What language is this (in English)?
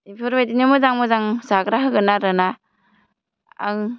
Bodo